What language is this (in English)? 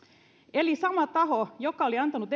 Finnish